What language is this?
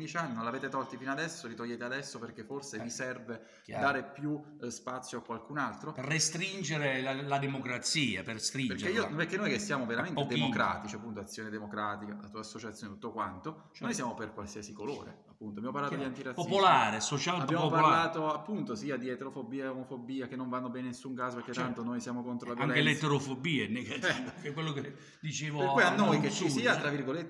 Italian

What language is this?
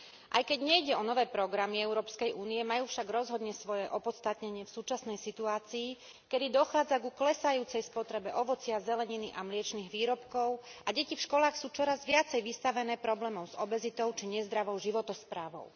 Slovak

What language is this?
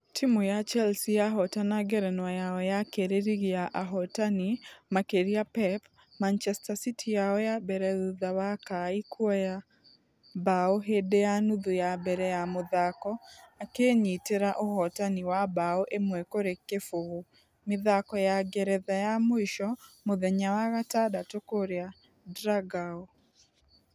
Kikuyu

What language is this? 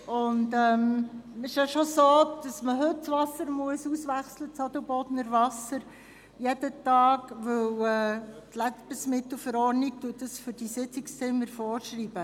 Swiss German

